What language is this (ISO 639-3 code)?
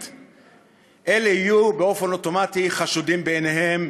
heb